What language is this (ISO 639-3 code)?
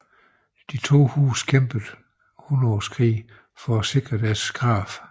dan